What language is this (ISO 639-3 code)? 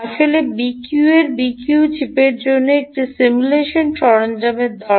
ben